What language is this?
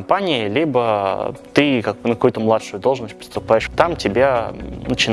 Russian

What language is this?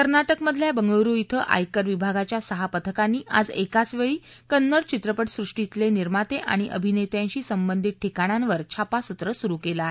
Marathi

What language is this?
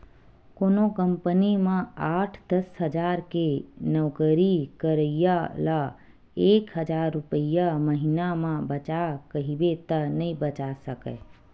Chhattisgarhi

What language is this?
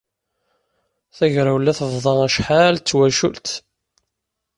Kabyle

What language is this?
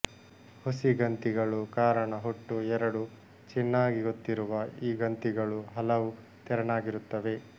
Kannada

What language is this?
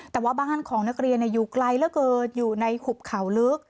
Thai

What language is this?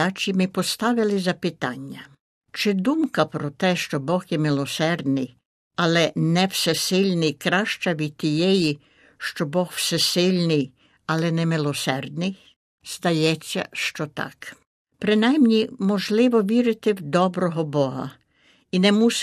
Ukrainian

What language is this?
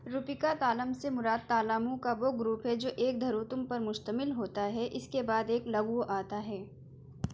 Urdu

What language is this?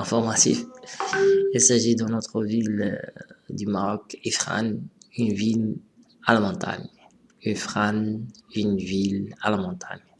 French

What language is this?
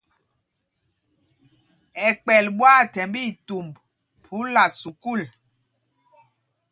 Mpumpong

